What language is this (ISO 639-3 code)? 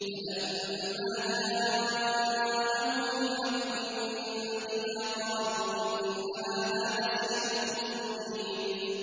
ara